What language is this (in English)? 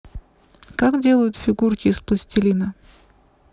Russian